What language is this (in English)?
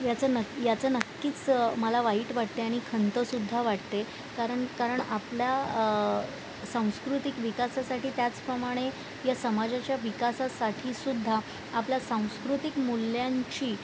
Marathi